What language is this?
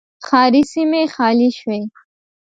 Pashto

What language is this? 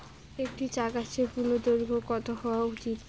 Bangla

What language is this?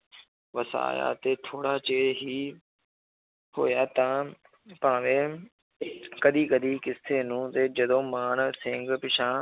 Punjabi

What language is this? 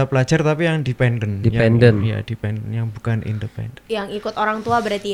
Indonesian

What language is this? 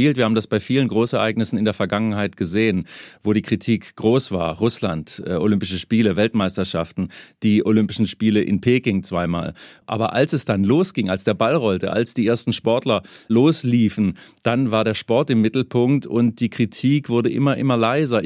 German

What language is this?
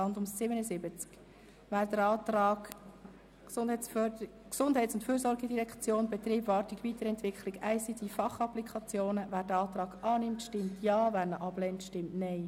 Swiss German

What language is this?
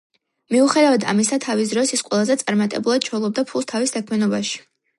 Georgian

